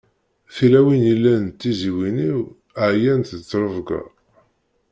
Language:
Kabyle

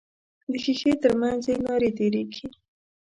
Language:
Pashto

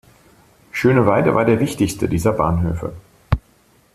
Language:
German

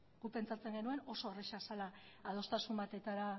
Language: Basque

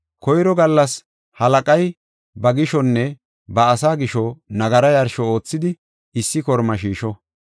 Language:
Gofa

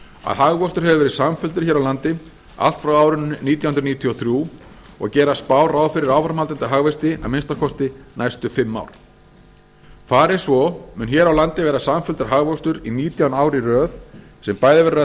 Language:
Icelandic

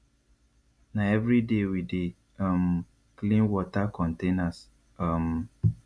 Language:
Nigerian Pidgin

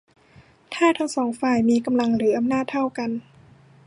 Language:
Thai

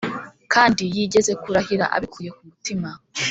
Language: Kinyarwanda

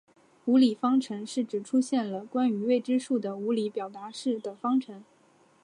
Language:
Chinese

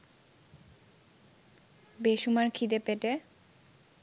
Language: Bangla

